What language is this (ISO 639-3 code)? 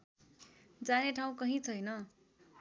nep